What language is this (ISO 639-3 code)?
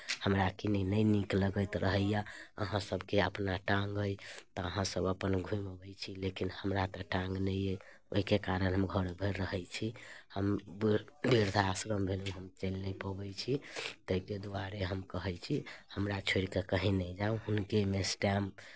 mai